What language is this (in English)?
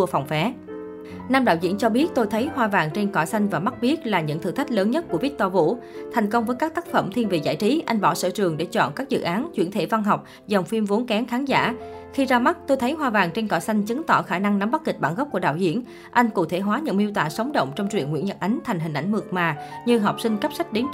Vietnamese